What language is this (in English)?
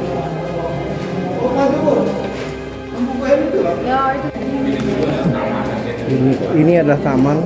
Indonesian